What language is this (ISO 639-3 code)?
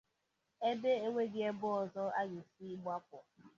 ibo